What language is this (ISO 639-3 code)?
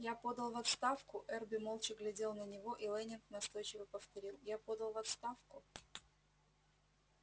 rus